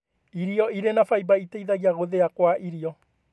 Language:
Kikuyu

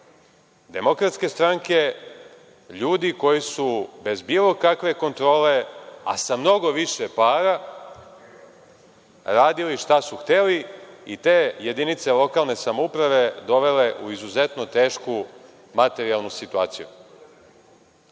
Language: Serbian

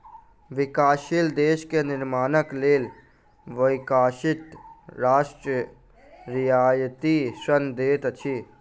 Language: Maithili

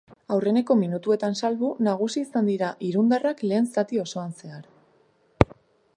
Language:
Basque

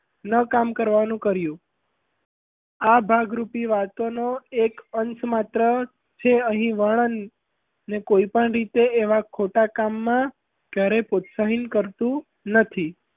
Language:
Gujarati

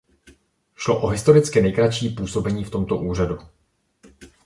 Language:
Czech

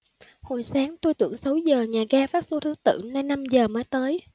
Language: Vietnamese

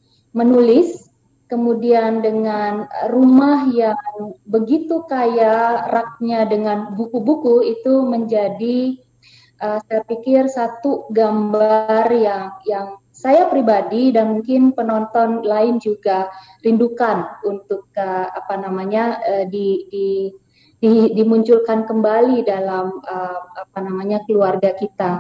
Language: Indonesian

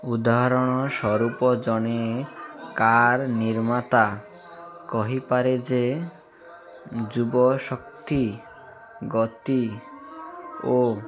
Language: Odia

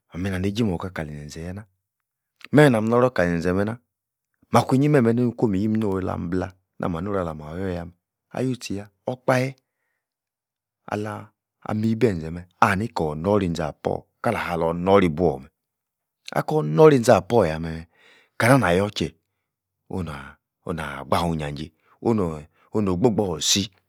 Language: Yace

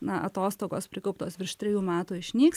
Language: Lithuanian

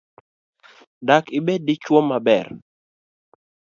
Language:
Luo (Kenya and Tanzania)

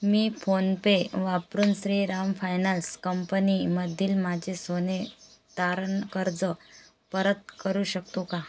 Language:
Marathi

